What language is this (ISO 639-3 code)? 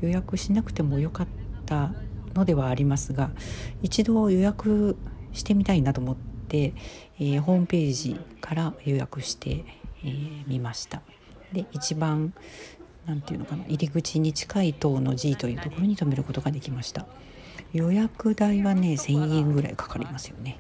jpn